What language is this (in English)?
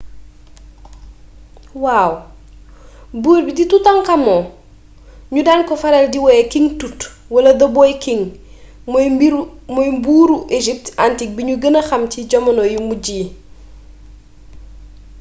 Wolof